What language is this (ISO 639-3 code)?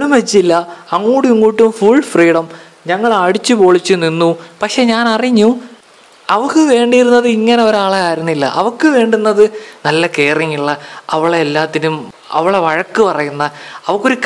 mal